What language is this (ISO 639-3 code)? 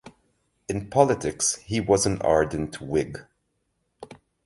eng